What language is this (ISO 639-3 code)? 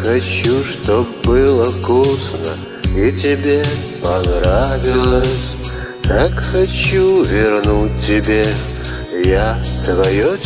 rus